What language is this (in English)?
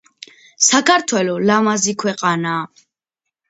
Georgian